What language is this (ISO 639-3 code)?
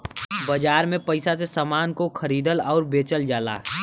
bho